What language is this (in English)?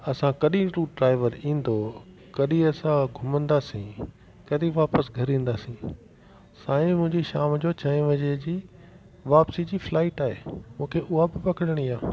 Sindhi